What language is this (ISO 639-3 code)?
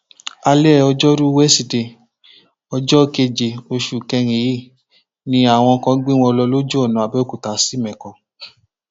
yor